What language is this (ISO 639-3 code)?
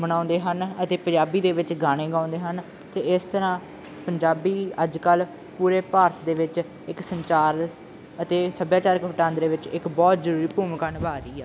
pan